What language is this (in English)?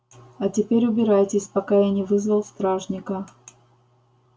Russian